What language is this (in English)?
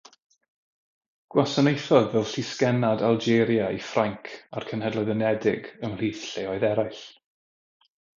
Welsh